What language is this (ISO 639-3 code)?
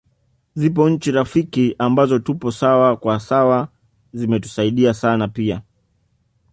swa